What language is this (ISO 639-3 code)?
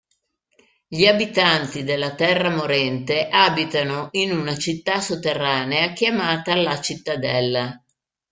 ita